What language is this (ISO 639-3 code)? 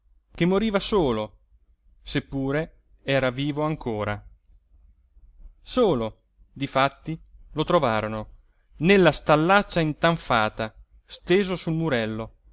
ita